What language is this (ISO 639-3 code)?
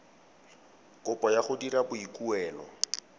tsn